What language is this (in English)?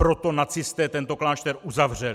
Czech